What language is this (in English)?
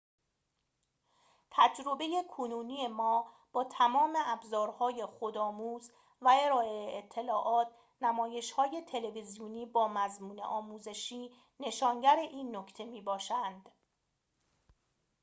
Persian